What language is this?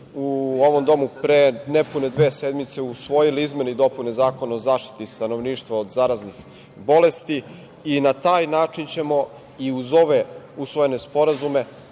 Serbian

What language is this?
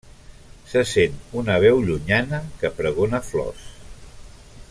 Catalan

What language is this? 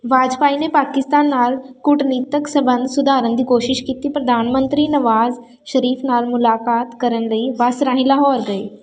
Punjabi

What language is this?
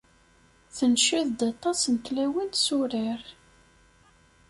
Kabyle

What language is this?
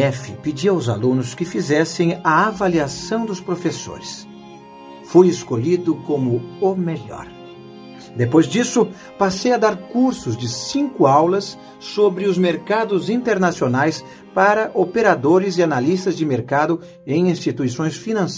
Portuguese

